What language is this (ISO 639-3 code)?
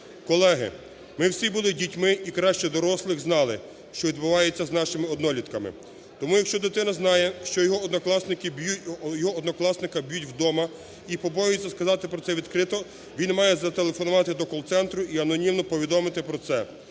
ukr